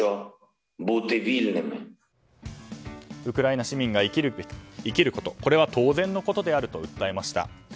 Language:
Japanese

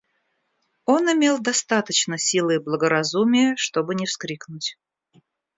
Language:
Russian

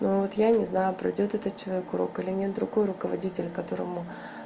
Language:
Russian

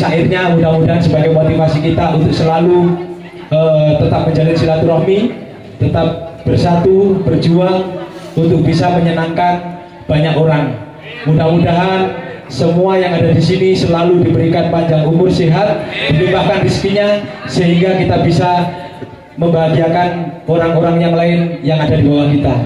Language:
Indonesian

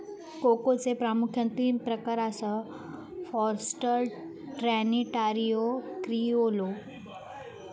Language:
Marathi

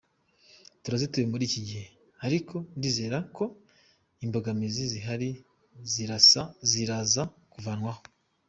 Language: Kinyarwanda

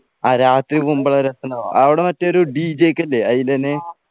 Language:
Malayalam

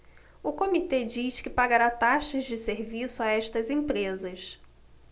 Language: Portuguese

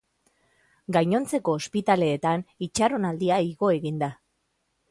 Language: Basque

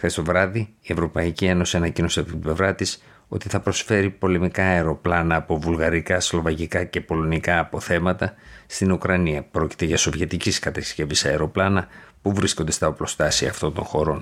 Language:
Greek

